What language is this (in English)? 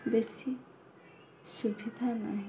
Odia